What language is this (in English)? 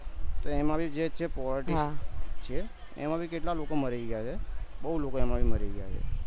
Gujarati